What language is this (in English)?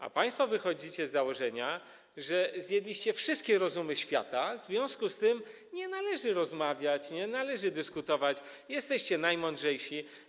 Polish